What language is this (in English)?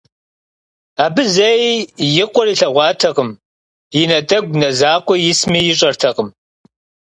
Kabardian